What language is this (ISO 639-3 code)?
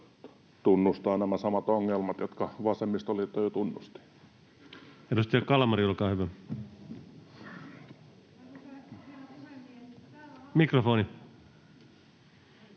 fin